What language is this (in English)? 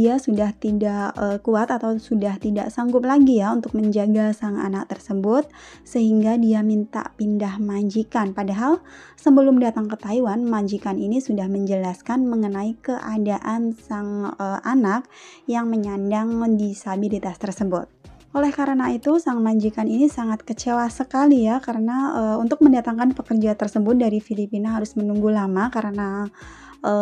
Indonesian